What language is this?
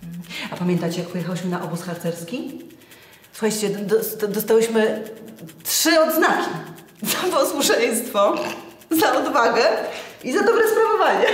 Polish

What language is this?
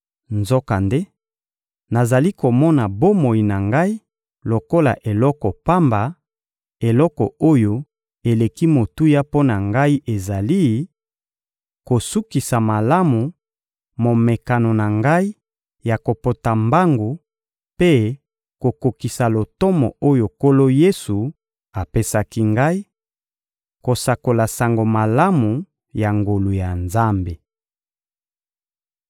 Lingala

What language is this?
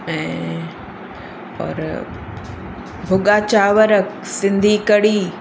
Sindhi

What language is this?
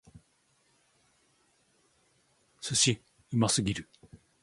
Japanese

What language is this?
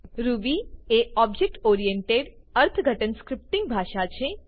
Gujarati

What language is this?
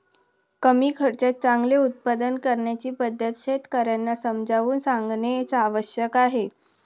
Marathi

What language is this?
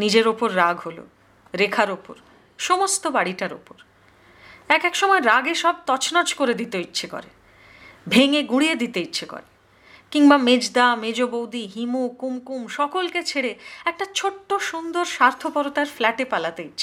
Hindi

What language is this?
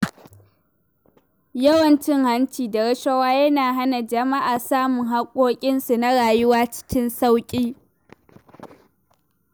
Hausa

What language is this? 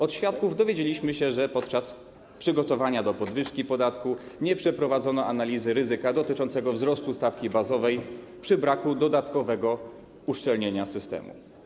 Polish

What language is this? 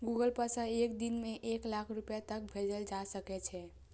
Maithili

